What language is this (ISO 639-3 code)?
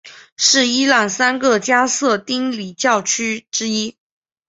zho